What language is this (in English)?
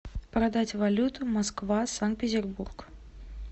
Russian